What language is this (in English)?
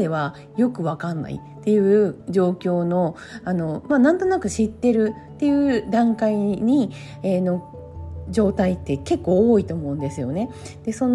Japanese